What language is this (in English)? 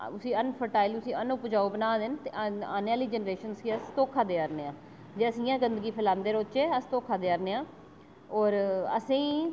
Dogri